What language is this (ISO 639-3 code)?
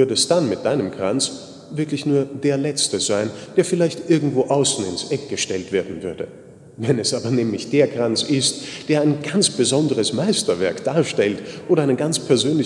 deu